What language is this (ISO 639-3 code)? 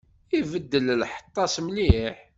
kab